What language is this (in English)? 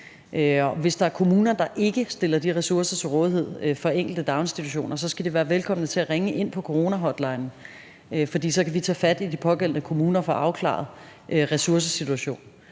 Danish